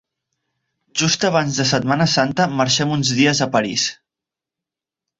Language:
Catalan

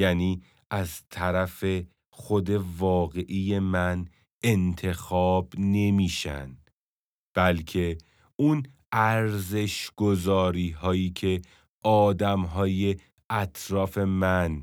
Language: Persian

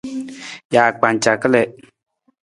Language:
Nawdm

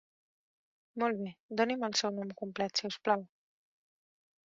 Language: Catalan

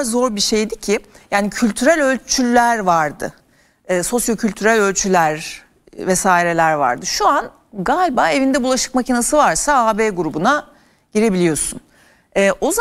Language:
Turkish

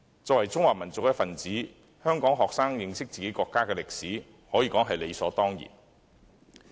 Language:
Cantonese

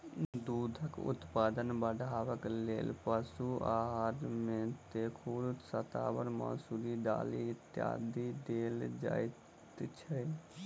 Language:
Maithili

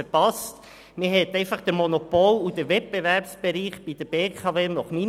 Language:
Swiss German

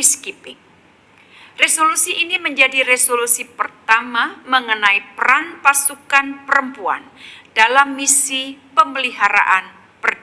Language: Indonesian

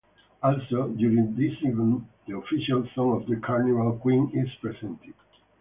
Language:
English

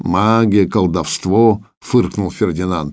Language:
Russian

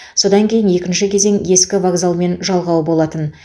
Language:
Kazakh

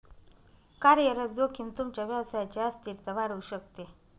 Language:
Marathi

